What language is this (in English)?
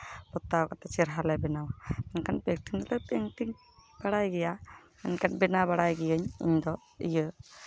Santali